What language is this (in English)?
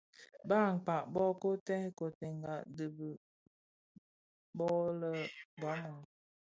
Bafia